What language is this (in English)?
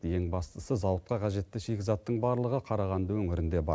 Kazakh